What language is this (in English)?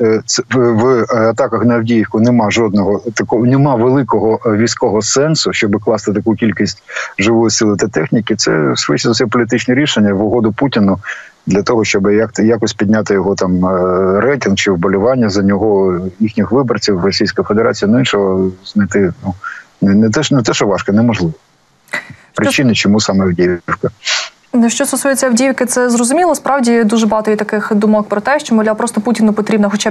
Ukrainian